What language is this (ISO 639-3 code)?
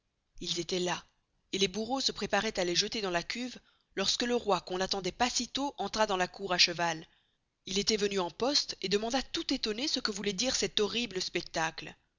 fra